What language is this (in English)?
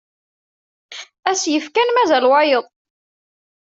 Kabyle